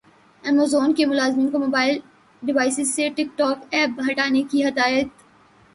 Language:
Urdu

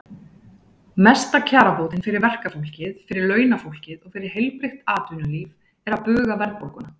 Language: Icelandic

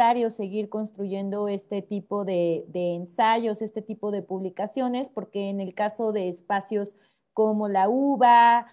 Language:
Spanish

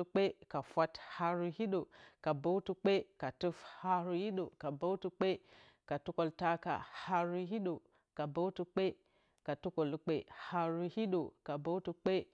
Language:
Bacama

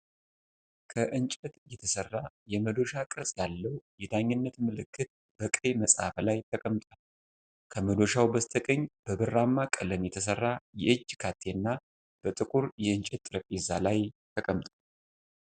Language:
Amharic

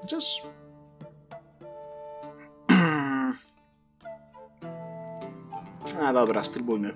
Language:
Polish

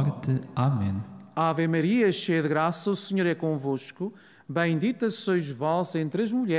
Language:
Portuguese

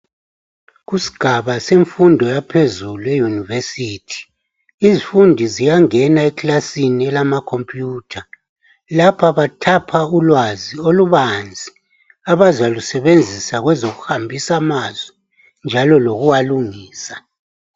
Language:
North Ndebele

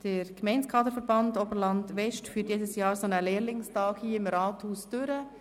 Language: Swiss German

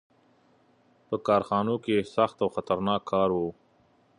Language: Pashto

